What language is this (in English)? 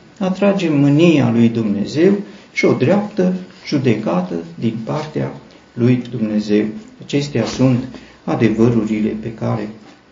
Romanian